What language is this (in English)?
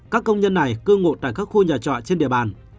Vietnamese